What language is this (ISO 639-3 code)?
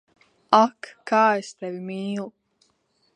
lav